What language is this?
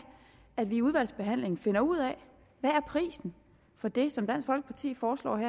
Danish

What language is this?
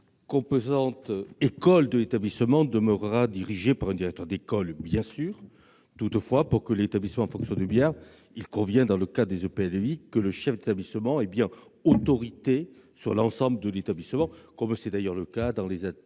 French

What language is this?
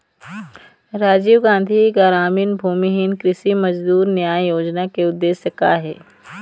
Chhattisgarhi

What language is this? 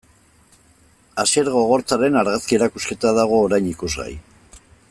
Basque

